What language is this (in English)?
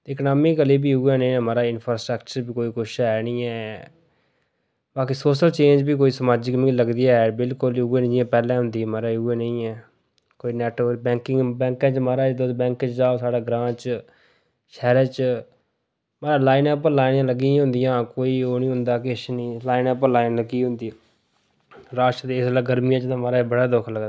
Dogri